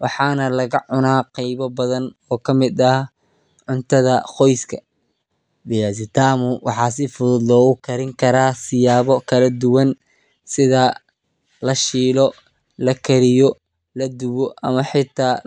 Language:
Somali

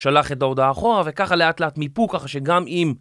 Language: Hebrew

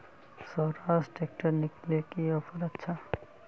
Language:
Magahi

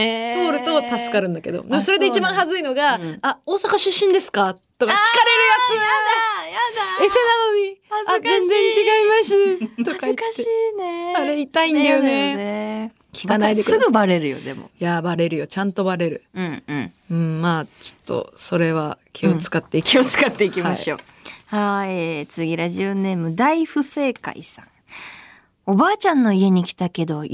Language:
Japanese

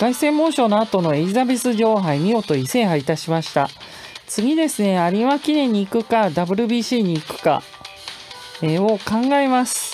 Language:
Japanese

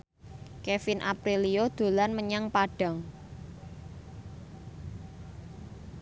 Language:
Javanese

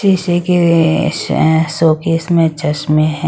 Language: Hindi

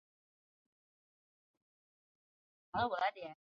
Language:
Chinese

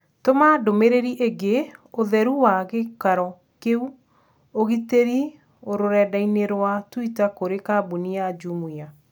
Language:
Kikuyu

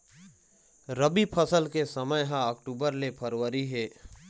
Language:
Chhattisgarhi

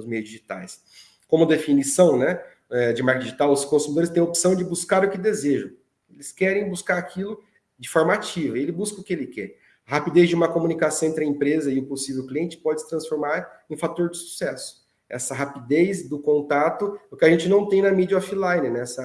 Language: Portuguese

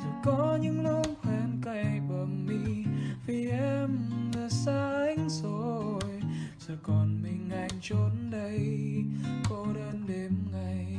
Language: Vietnamese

